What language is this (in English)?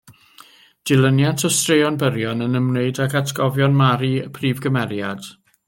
Welsh